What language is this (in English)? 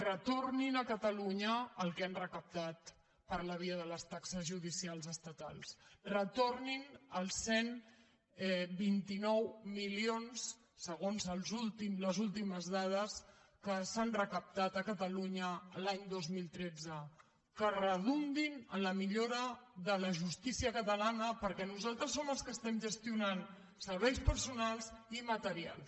Catalan